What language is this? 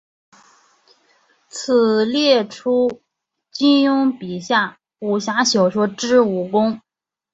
Chinese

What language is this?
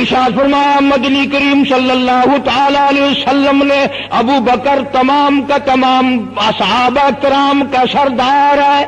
Arabic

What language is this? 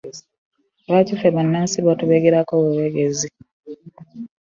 Ganda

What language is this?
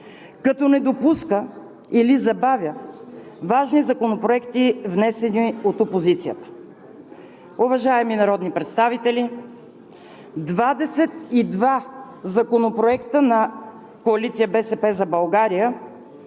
Bulgarian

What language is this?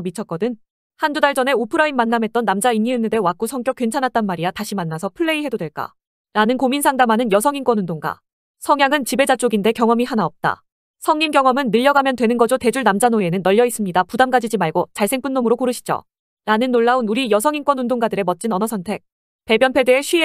Korean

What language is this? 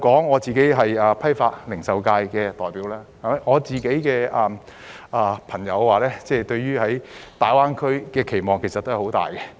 Cantonese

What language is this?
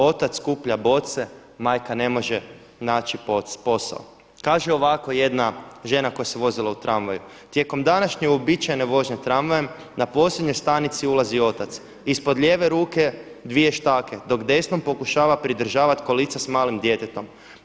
Croatian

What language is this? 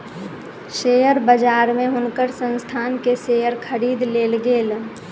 Maithili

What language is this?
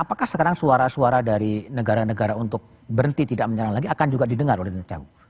Indonesian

